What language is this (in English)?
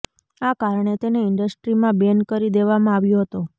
Gujarati